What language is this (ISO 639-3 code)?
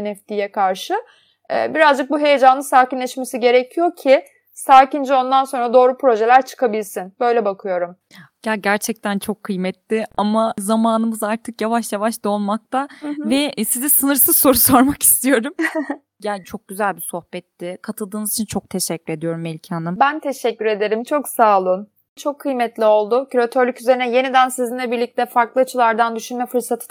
tur